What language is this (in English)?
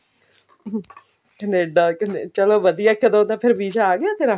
Punjabi